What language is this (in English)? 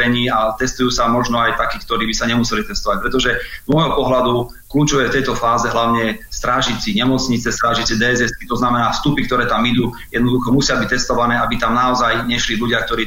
Slovak